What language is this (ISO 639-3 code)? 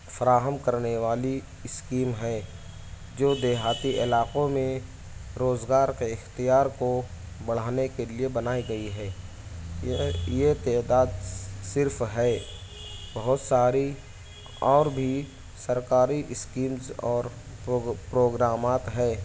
urd